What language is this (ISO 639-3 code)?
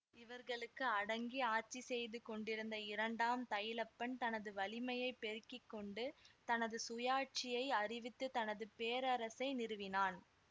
tam